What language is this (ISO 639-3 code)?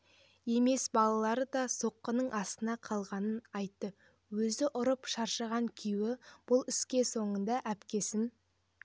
kaz